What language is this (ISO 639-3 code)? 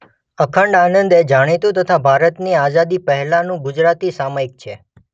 guj